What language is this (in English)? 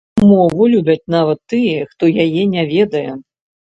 Belarusian